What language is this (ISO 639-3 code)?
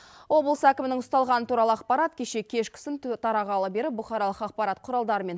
kaz